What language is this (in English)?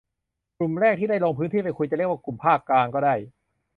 Thai